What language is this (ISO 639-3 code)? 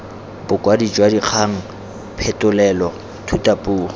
tsn